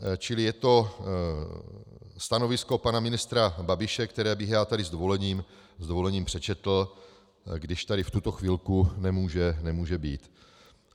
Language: Czech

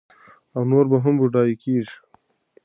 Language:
Pashto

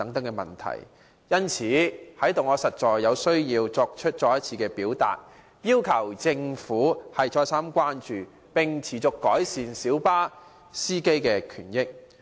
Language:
Cantonese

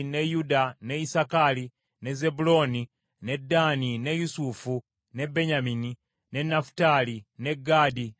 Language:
Ganda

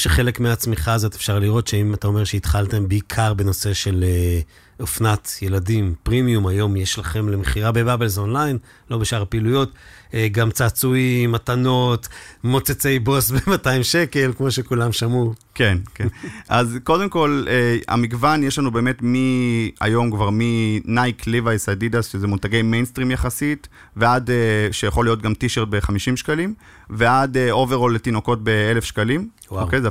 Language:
Hebrew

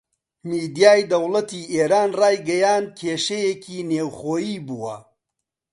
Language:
Central Kurdish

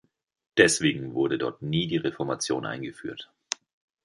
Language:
German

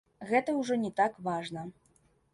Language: Belarusian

